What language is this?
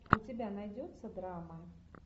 Russian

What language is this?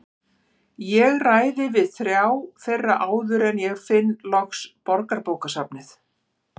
Icelandic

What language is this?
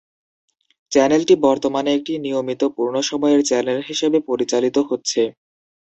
Bangla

